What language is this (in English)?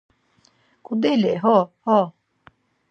Laz